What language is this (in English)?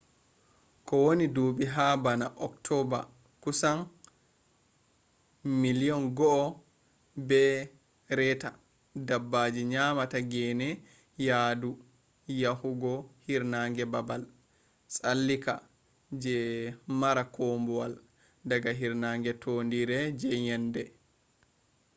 Fula